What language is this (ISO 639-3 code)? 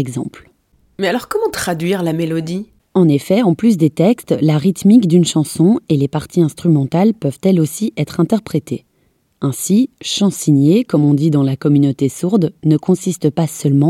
fra